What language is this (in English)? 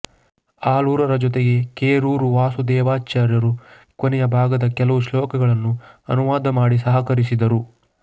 Kannada